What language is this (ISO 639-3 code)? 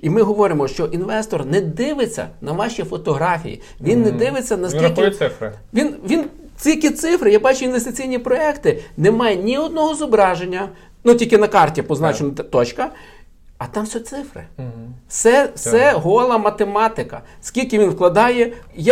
ukr